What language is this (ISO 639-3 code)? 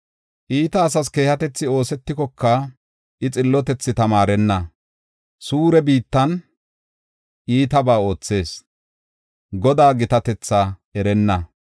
gof